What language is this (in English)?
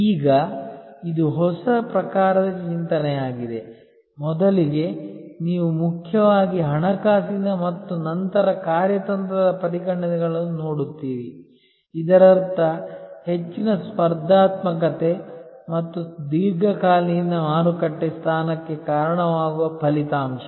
Kannada